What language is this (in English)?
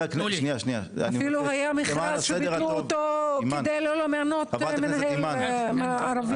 Hebrew